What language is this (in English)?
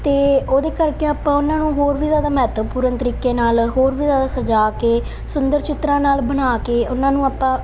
Punjabi